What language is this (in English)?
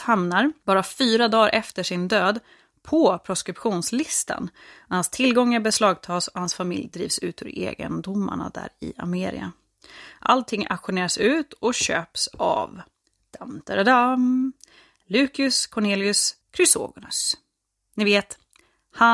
Swedish